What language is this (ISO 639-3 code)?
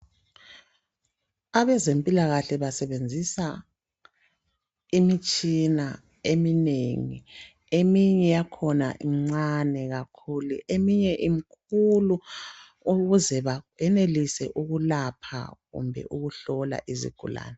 nde